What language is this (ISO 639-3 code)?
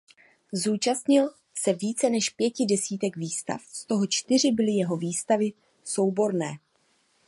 ces